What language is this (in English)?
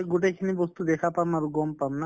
Assamese